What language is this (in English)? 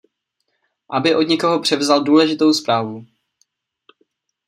Czech